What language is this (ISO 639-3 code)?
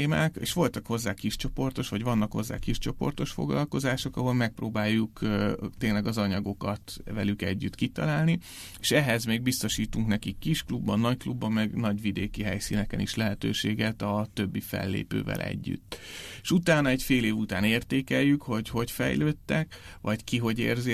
hun